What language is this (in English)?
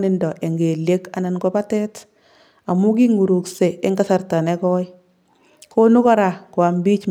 Kalenjin